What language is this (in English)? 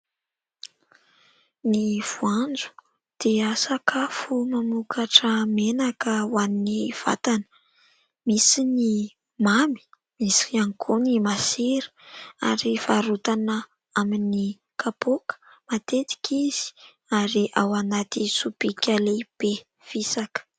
Malagasy